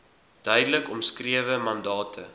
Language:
Afrikaans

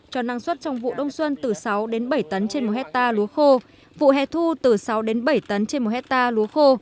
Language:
Vietnamese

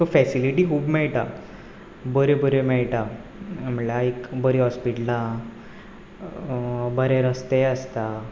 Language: Konkani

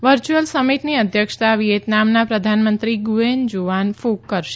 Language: Gujarati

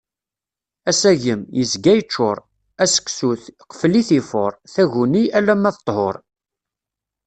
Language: Kabyle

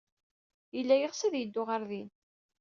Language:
Kabyle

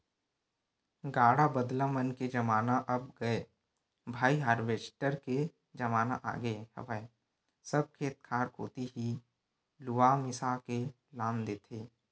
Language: Chhattisgarhi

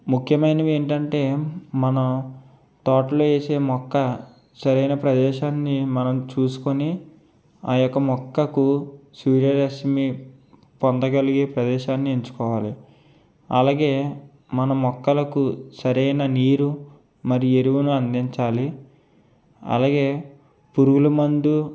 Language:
Telugu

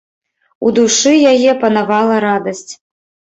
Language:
Belarusian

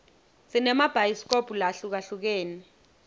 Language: Swati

